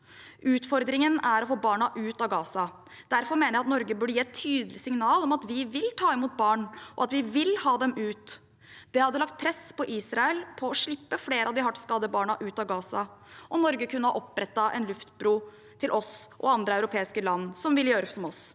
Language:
Norwegian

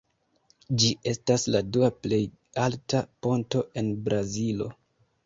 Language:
Esperanto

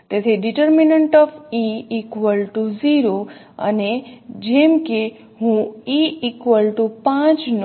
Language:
Gujarati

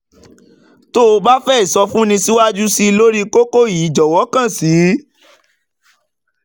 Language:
Yoruba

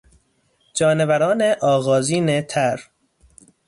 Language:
Persian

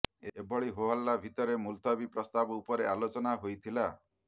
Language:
Odia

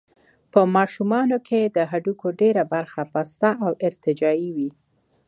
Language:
Pashto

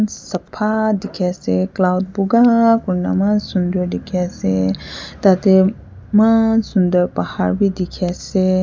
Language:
Naga Pidgin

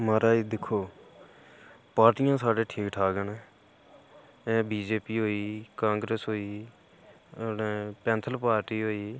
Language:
Dogri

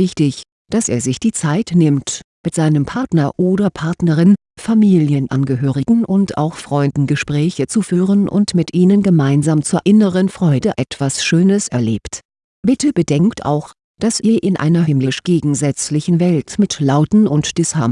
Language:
German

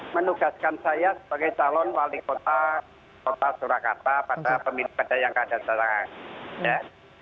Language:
Indonesian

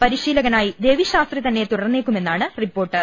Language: Malayalam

